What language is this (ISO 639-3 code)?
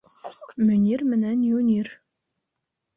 bak